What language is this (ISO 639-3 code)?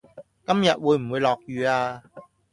yue